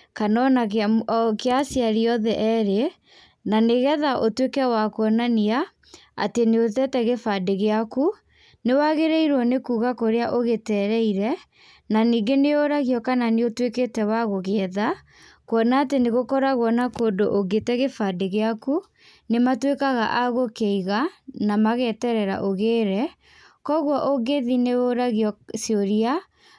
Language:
Kikuyu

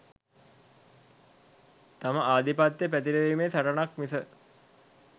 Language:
Sinhala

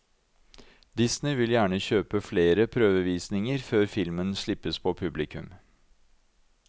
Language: Norwegian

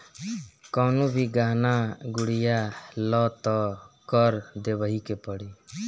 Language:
Bhojpuri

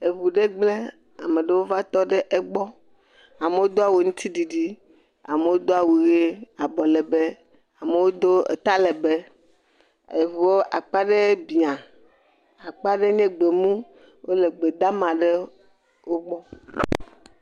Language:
Ewe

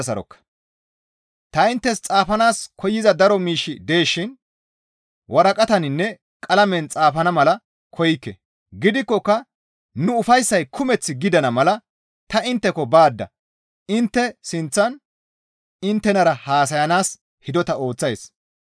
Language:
Gamo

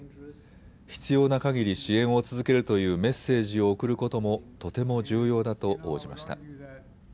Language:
Japanese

